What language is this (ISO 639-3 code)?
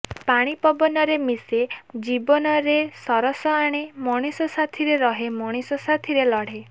ori